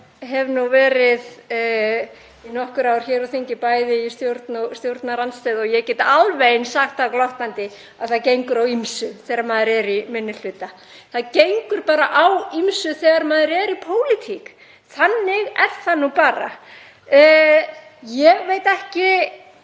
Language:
Icelandic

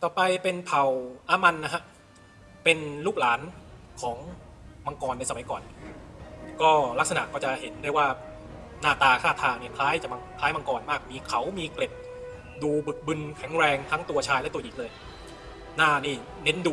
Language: Thai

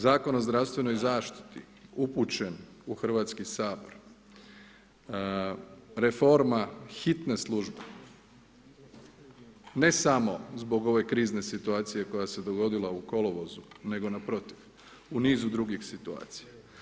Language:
Croatian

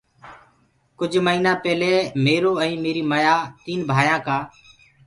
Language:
Gurgula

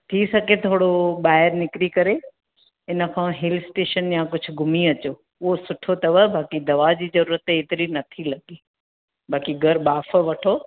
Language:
Sindhi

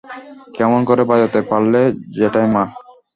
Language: Bangla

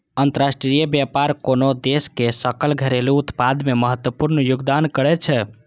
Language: Maithili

